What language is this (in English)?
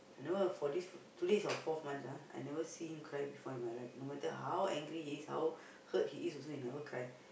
English